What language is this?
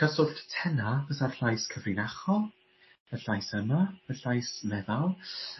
Welsh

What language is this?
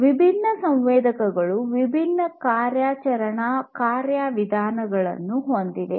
Kannada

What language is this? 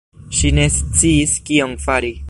Esperanto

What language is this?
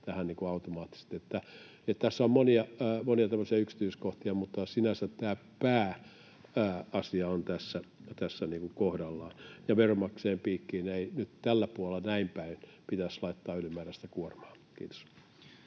Finnish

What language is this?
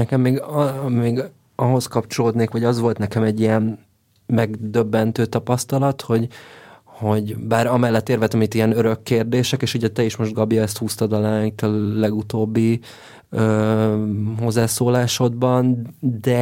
Hungarian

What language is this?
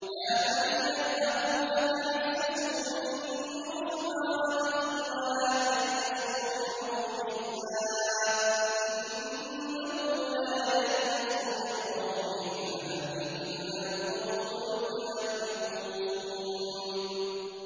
Arabic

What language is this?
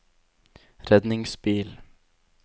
Norwegian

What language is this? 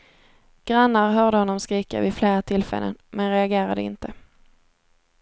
Swedish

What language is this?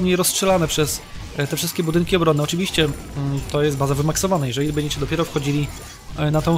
Polish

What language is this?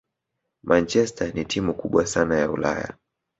Swahili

